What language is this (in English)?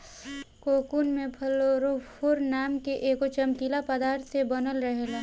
Bhojpuri